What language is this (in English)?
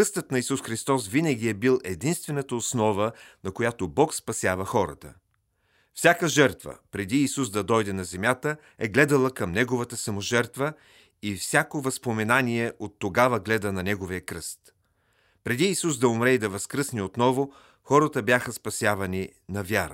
Bulgarian